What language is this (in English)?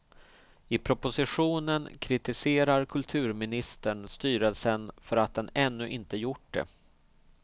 Swedish